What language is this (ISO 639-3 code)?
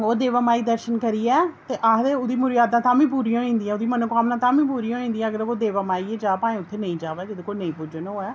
doi